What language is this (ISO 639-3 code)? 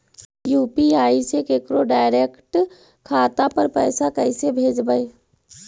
mag